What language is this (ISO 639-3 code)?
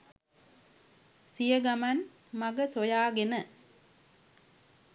sin